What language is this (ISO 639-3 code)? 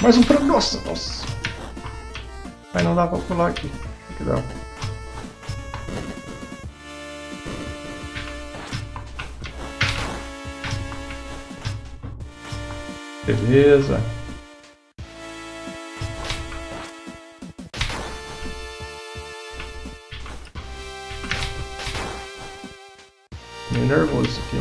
por